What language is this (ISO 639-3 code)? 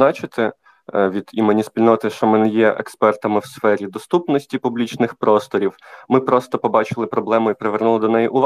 ukr